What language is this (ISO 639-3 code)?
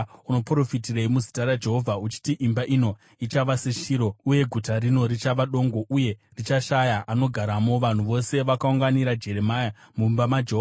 sna